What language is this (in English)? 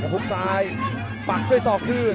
Thai